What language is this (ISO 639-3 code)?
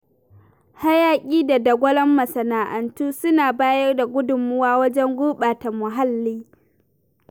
hau